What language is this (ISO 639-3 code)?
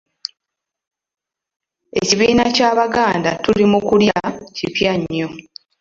lug